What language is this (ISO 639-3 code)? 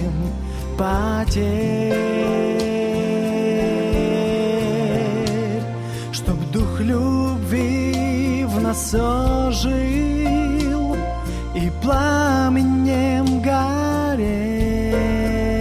ukr